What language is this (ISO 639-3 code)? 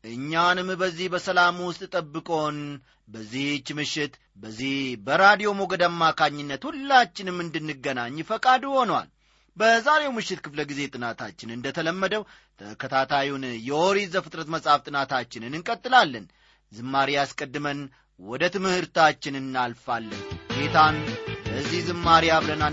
amh